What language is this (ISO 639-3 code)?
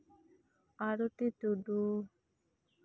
sat